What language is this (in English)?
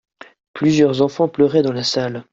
French